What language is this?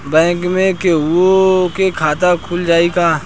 Bhojpuri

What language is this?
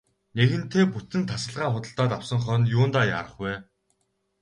Mongolian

